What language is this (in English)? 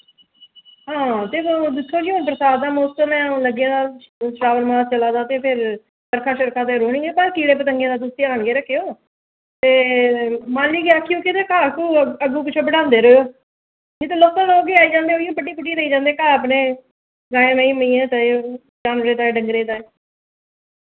Dogri